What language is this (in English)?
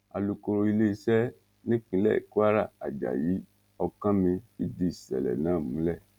Yoruba